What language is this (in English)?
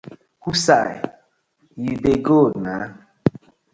Nigerian Pidgin